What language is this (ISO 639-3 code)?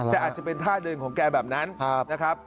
tha